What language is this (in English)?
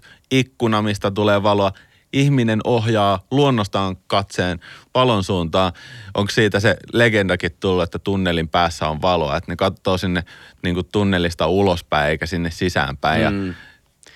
Finnish